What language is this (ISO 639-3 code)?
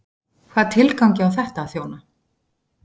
isl